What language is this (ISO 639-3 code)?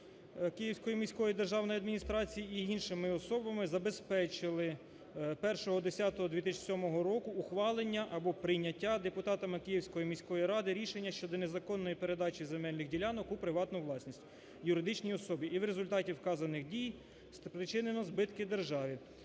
ukr